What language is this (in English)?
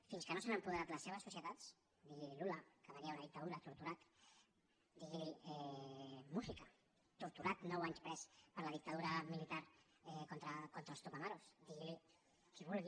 Catalan